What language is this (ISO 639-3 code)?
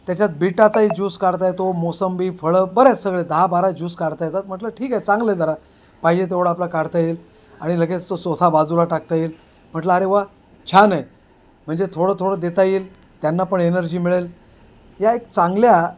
mar